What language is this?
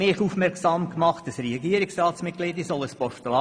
Swiss German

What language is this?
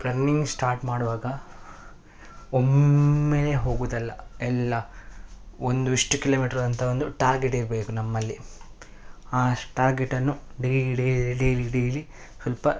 Kannada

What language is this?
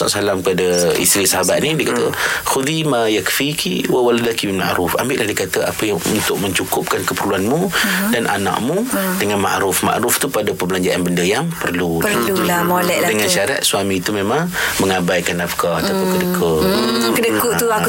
Malay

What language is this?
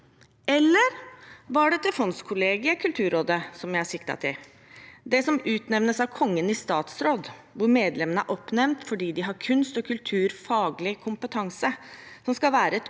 Norwegian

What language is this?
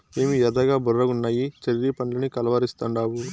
Telugu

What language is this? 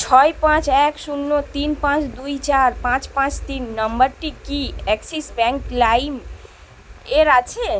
Bangla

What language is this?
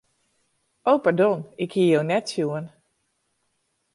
Western Frisian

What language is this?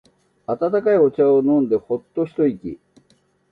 Japanese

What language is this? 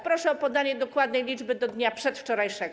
Polish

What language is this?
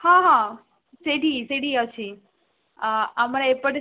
Odia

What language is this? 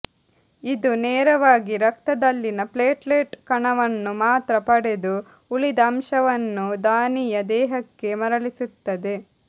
Kannada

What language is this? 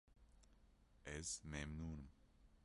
Kurdish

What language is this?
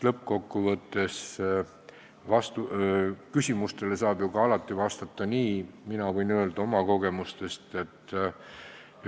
Estonian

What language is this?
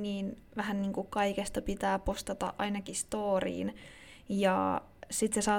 Finnish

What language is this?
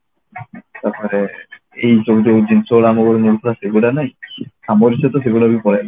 Odia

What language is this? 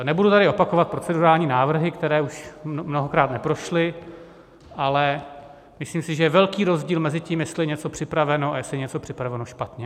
Czech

